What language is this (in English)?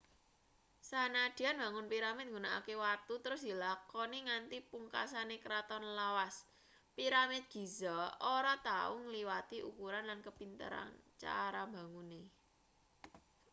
Javanese